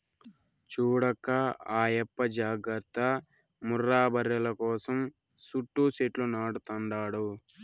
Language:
Telugu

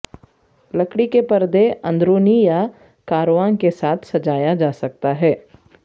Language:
Urdu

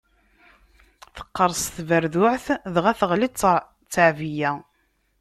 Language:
Kabyle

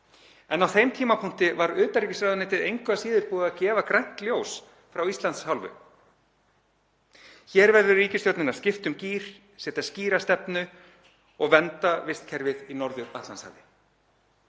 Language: Icelandic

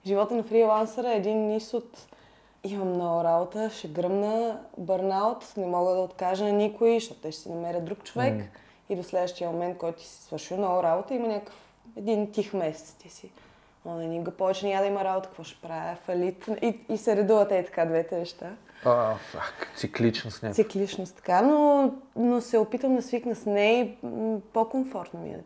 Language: Bulgarian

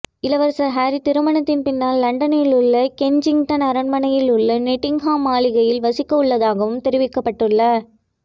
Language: Tamil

